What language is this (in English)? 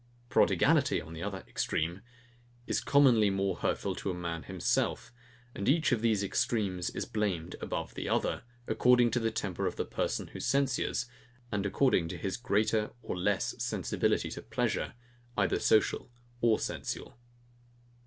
English